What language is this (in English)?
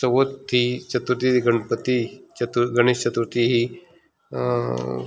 Konkani